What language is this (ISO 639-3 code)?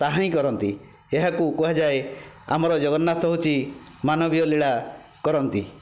ori